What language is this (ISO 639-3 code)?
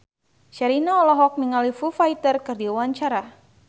sun